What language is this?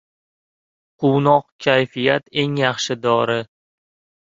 Uzbek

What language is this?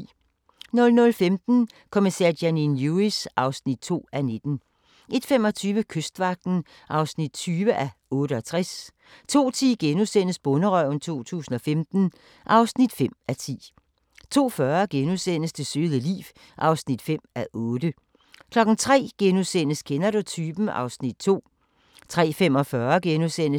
Danish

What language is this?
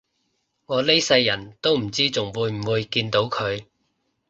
Cantonese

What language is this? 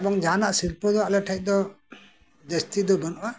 Santali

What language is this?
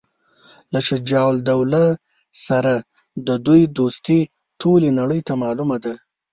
Pashto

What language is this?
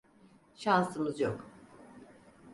Turkish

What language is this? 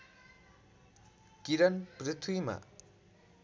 Nepali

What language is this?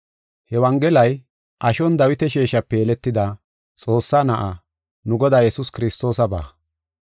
Gofa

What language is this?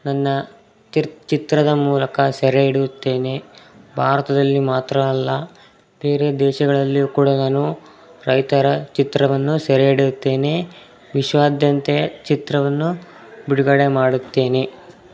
Kannada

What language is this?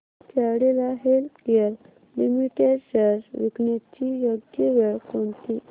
Marathi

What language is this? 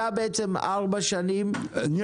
Hebrew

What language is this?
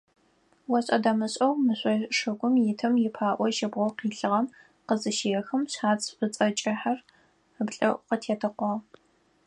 Adyghe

